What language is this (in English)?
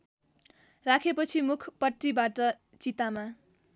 Nepali